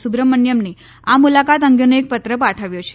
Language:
Gujarati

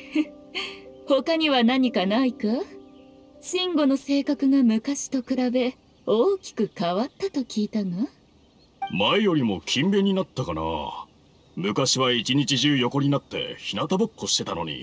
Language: Japanese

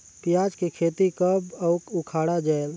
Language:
Chhattisgarhi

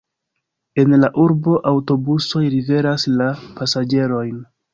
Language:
Esperanto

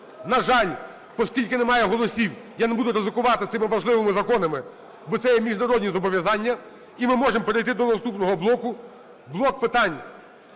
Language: Ukrainian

